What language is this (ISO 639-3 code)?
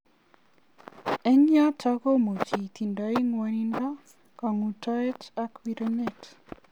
kln